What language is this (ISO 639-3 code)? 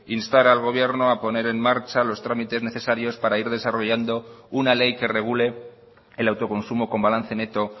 spa